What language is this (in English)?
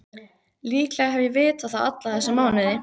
Icelandic